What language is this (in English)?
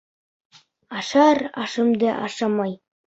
Bashkir